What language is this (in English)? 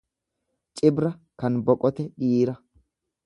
Oromo